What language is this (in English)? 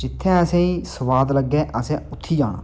Dogri